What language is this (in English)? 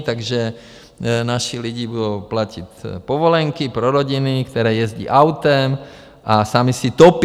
Czech